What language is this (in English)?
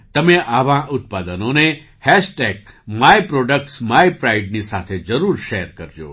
Gujarati